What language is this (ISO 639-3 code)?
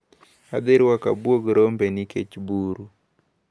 luo